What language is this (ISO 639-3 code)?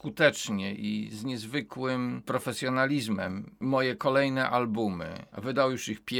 pol